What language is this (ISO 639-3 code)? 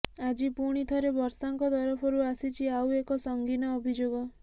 ori